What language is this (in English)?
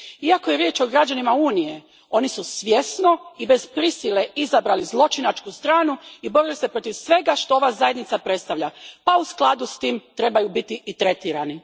Croatian